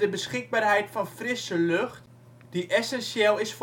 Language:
Dutch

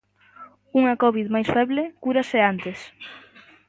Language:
Galician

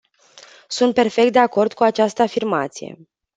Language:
Romanian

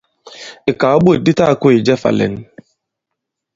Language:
Bankon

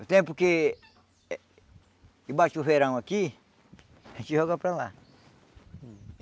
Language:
Portuguese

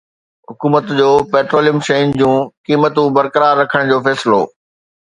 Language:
Sindhi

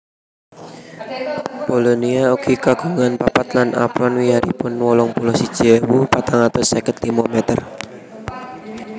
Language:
Javanese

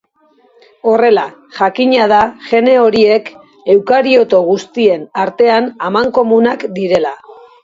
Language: Basque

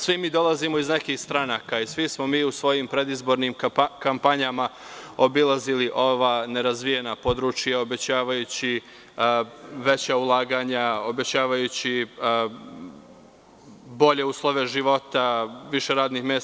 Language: Serbian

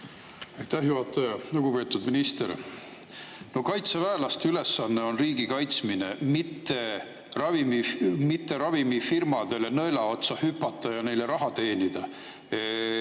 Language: Estonian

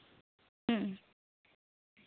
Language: Santali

